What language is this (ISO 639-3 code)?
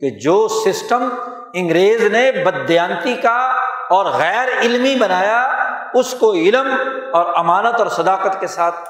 urd